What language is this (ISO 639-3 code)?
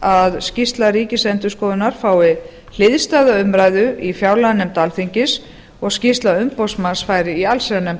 isl